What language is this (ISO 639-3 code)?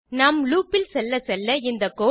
tam